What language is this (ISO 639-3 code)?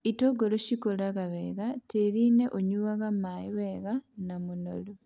kik